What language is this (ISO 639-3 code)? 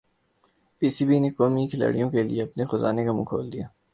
urd